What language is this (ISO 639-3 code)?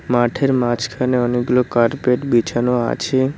ben